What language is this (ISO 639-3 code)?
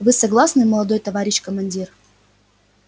rus